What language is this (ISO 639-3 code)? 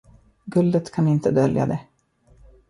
swe